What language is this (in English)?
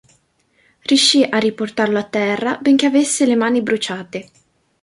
Italian